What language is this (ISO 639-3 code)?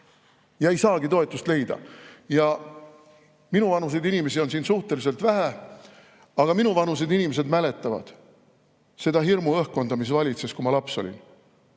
est